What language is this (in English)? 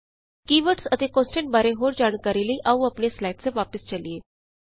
Punjabi